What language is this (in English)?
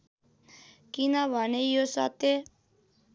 Nepali